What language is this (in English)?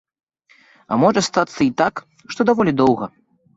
Belarusian